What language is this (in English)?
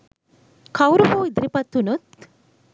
Sinhala